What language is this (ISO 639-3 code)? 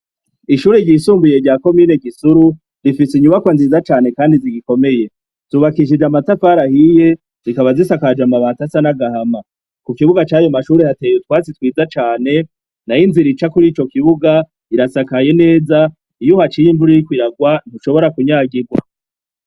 run